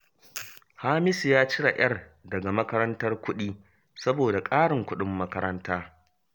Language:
Hausa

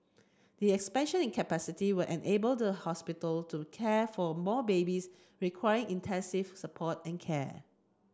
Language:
English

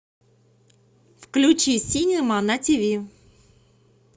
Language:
Russian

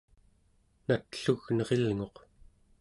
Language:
Central Yupik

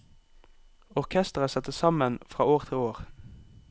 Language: Norwegian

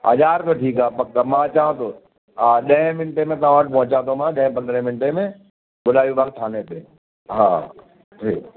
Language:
Sindhi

